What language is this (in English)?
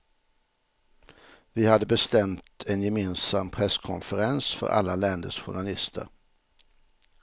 Swedish